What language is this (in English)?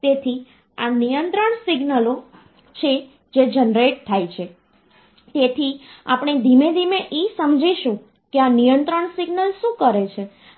Gujarati